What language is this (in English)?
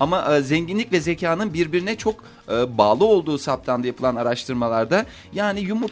Turkish